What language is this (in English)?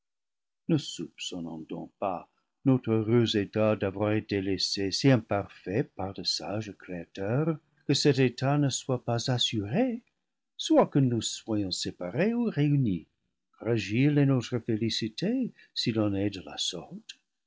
French